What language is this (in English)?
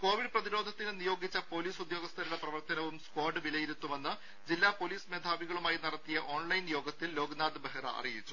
Malayalam